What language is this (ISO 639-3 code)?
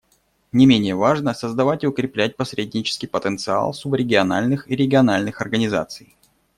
rus